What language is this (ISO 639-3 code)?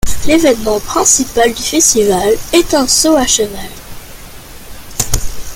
fra